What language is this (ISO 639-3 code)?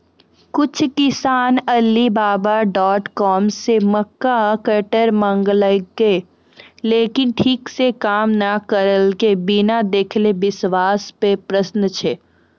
mai